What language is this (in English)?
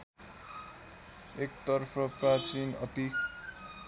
Nepali